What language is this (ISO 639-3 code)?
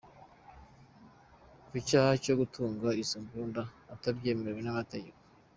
kin